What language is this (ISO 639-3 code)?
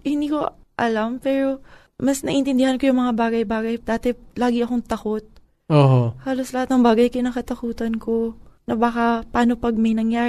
fil